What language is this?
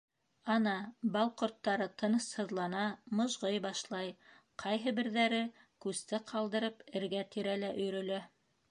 Bashkir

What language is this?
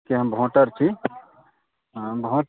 Maithili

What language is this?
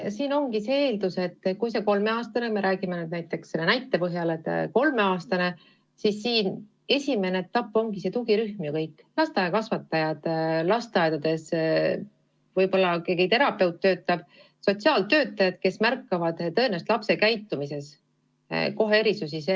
Estonian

